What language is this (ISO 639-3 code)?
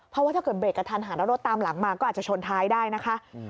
tha